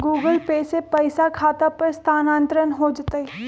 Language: Magahi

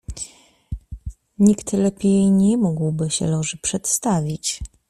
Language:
Polish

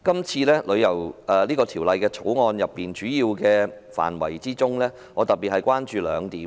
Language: Cantonese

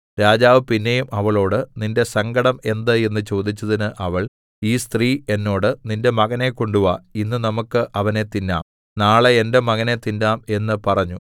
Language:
Malayalam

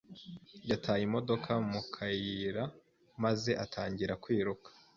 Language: Kinyarwanda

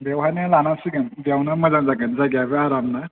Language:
Bodo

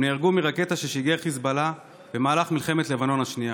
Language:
Hebrew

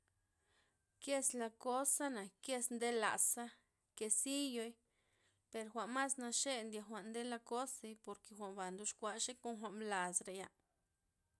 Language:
Loxicha Zapotec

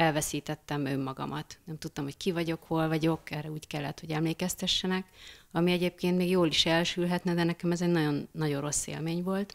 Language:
Hungarian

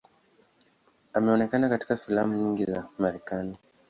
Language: Swahili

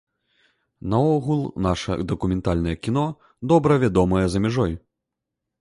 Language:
Belarusian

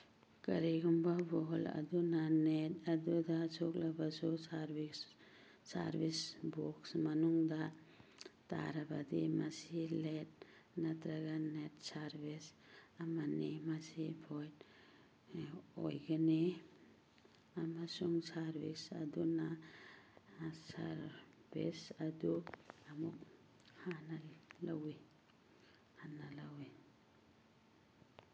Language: Manipuri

